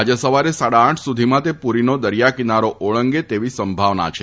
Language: Gujarati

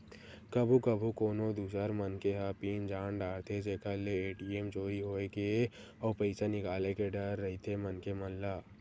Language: Chhattisgarhi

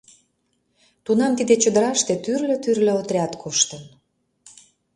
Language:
Mari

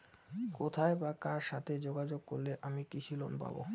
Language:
Bangla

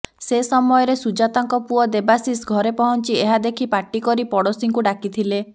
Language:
Odia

